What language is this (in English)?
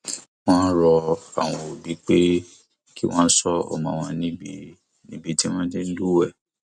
Yoruba